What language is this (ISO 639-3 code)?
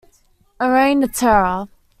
eng